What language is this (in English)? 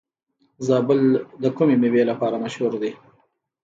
Pashto